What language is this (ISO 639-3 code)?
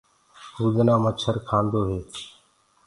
ggg